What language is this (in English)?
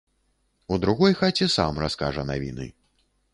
Belarusian